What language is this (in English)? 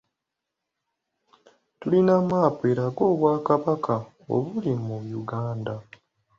Ganda